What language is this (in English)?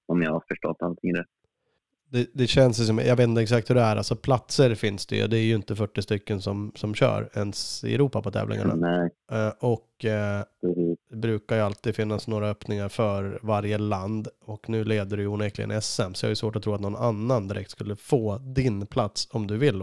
Swedish